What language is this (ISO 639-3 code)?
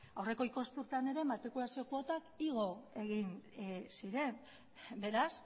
eus